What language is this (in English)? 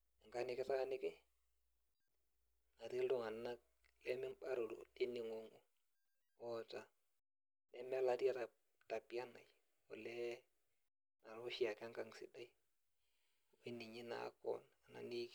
Masai